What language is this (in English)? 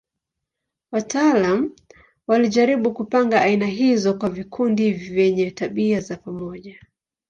Swahili